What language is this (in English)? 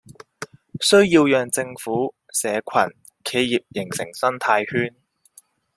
Chinese